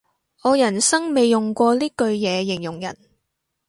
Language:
Cantonese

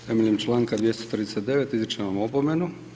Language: Croatian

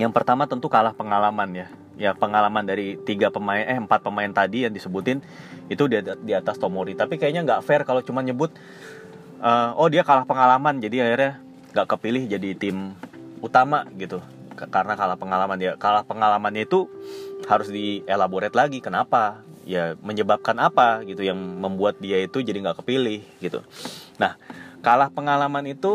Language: Indonesian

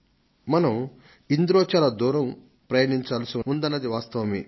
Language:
Telugu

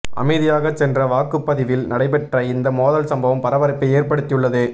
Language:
Tamil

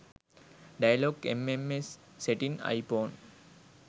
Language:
Sinhala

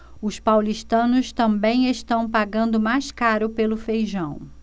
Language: Portuguese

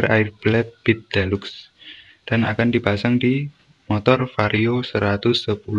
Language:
Indonesian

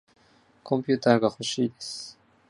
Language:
Japanese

